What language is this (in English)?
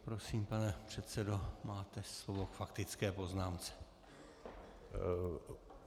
Czech